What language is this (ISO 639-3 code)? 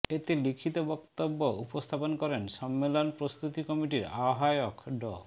ben